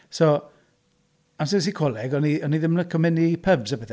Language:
Welsh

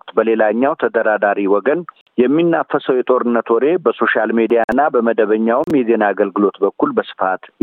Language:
Amharic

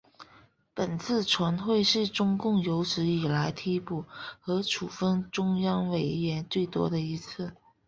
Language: Chinese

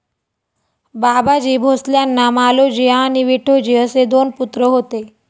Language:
Marathi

